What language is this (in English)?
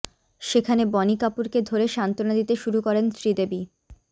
Bangla